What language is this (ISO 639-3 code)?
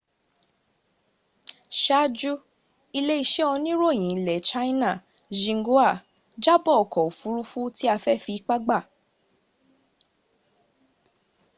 yor